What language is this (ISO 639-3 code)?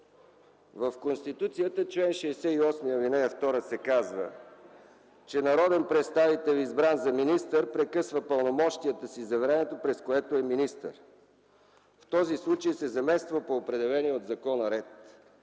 bul